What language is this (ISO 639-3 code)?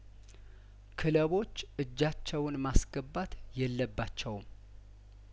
amh